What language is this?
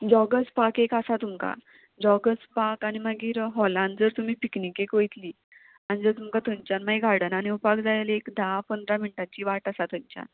Konkani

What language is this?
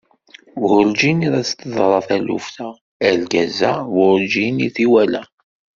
Kabyle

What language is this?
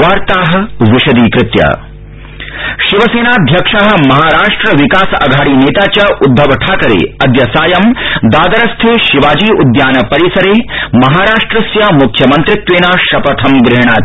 Sanskrit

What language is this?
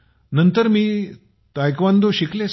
Marathi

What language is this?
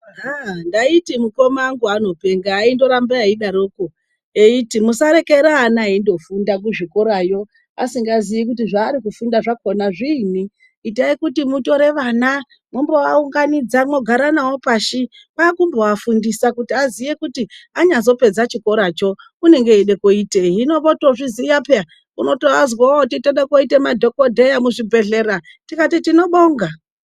Ndau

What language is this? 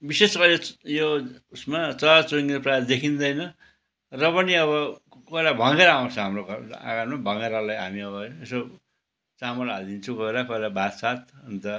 Nepali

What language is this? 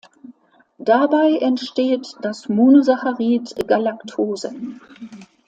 German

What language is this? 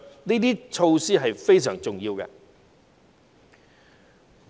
Cantonese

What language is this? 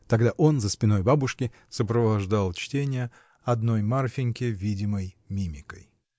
Russian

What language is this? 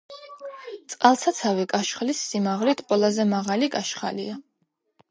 Georgian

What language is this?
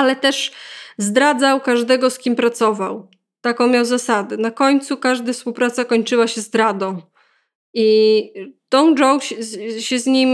Polish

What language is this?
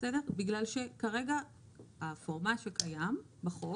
Hebrew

